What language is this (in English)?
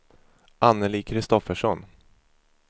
Swedish